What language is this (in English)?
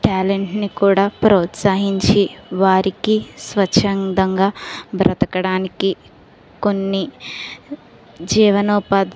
Telugu